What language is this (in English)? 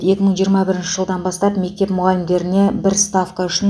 Kazakh